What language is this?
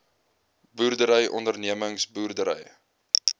Afrikaans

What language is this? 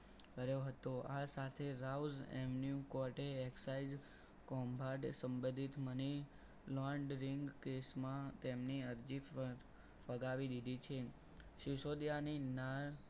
Gujarati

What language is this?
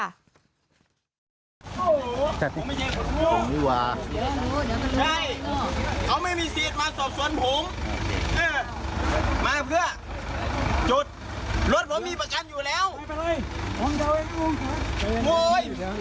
Thai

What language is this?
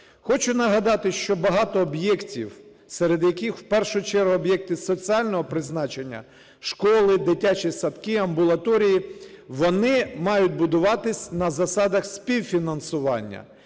Ukrainian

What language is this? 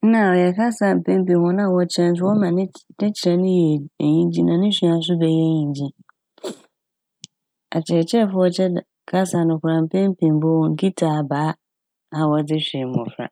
Akan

